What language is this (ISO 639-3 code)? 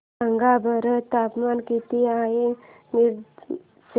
mar